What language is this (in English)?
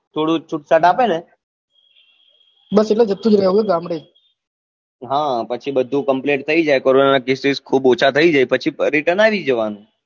Gujarati